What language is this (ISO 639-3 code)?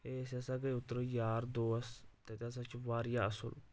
kas